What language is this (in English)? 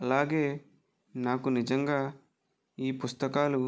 Telugu